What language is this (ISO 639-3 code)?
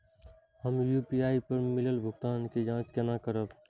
mai